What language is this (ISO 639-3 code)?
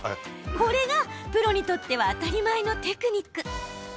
jpn